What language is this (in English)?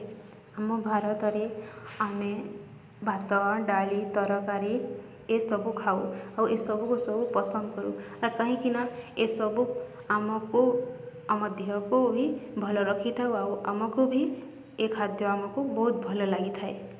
Odia